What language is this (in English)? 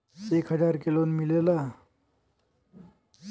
Bhojpuri